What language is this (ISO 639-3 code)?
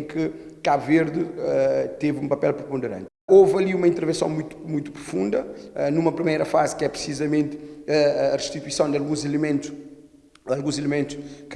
por